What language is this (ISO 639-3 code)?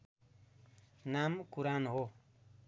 nep